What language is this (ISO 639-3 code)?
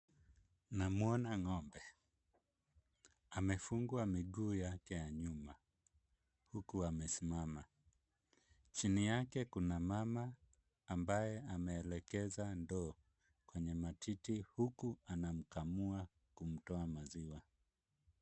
swa